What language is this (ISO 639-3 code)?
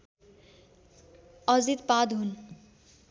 nep